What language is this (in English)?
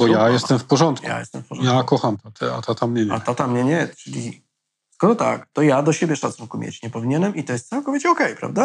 Polish